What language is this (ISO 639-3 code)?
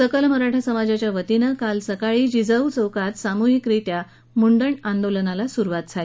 mar